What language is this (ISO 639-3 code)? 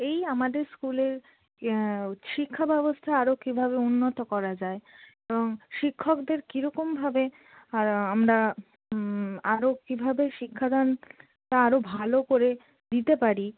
ben